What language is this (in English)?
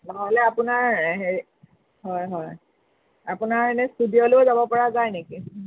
Assamese